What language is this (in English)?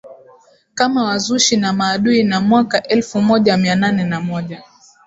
Swahili